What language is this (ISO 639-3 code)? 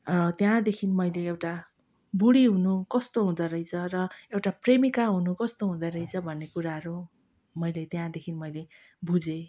nep